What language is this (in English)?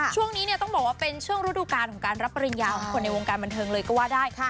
Thai